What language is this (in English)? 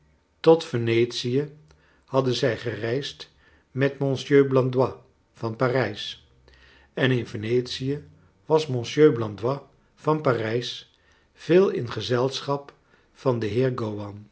Dutch